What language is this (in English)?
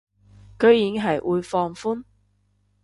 Cantonese